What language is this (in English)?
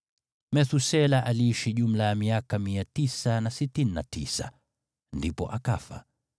Swahili